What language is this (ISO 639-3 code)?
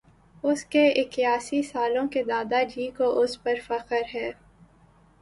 urd